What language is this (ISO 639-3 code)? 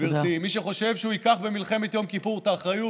heb